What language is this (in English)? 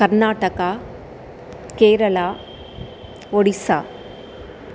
Sanskrit